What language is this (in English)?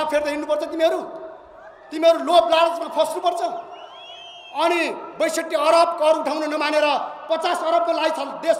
Indonesian